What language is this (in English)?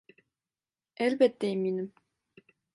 Turkish